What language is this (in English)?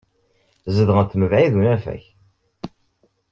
Kabyle